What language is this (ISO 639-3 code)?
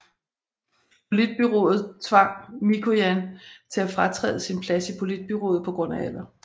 dan